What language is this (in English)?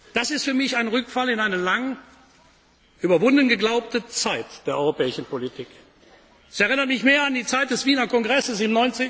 German